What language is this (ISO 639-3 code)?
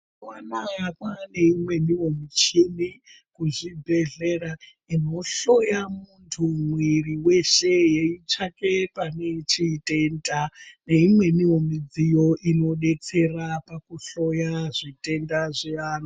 ndc